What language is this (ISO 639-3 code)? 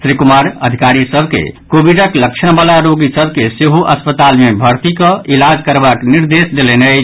mai